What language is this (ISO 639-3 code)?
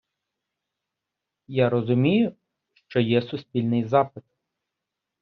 ukr